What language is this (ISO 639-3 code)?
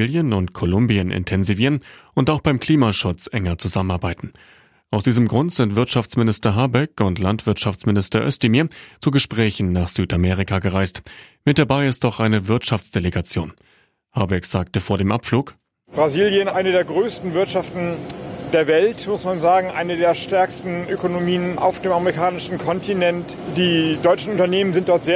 deu